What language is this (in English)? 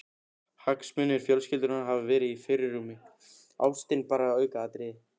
Icelandic